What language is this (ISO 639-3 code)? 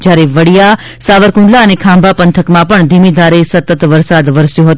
guj